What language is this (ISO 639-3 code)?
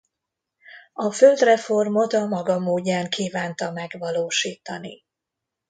hun